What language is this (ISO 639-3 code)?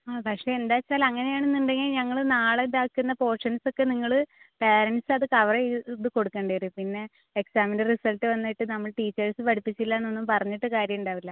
mal